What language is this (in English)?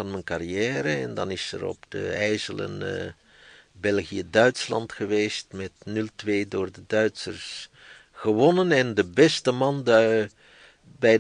Dutch